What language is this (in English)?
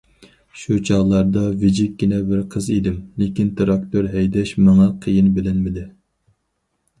Uyghur